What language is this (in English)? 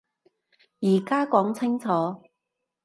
Cantonese